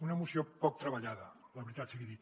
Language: Catalan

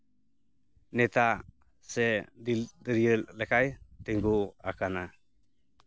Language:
Santali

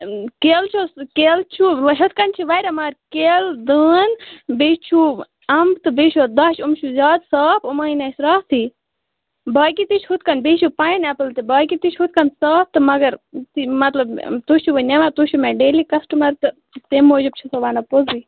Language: Kashmiri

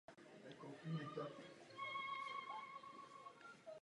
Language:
Czech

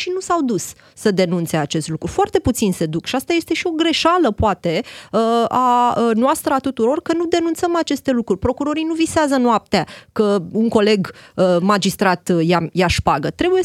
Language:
Romanian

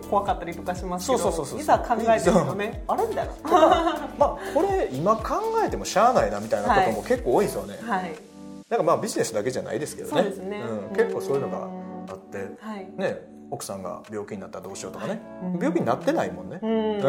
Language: Japanese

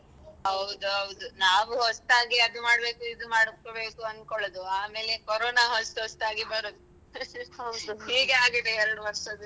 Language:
Kannada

